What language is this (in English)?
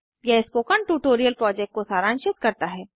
Hindi